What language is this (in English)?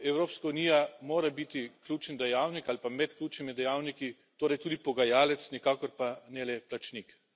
Slovenian